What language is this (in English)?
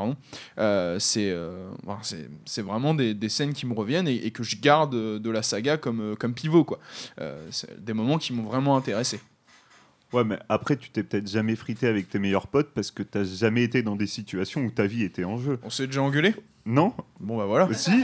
French